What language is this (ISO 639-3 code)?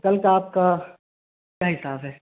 urd